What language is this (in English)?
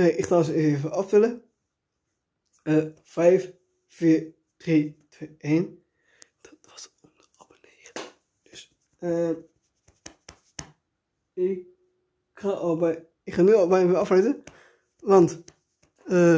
Dutch